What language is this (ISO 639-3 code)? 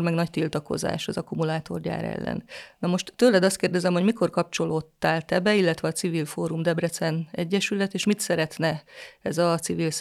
hun